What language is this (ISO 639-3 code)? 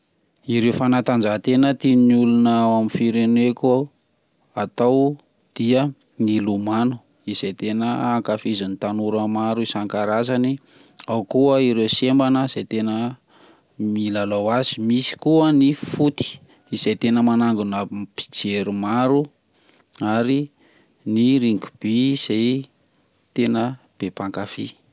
mlg